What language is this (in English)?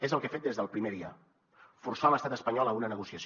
Catalan